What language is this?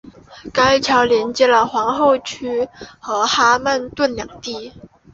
Chinese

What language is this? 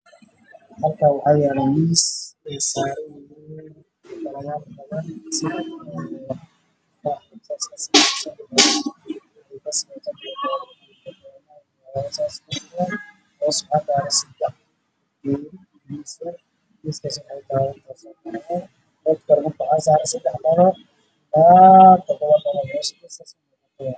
Somali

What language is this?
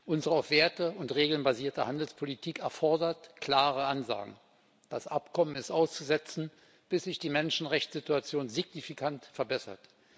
German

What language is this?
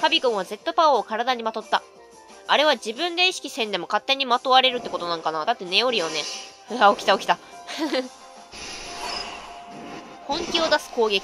Japanese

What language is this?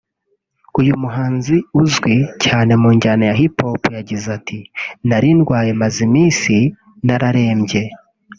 Kinyarwanda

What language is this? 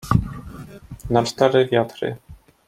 Polish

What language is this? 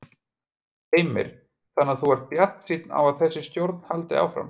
Icelandic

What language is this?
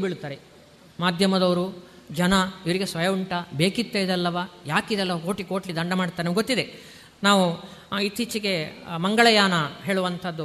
Kannada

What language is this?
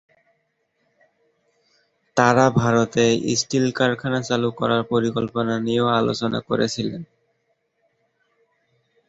Bangla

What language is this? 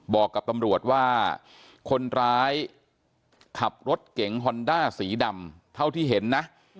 Thai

